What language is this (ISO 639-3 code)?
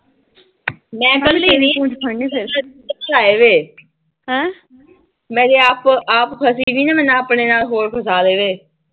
pan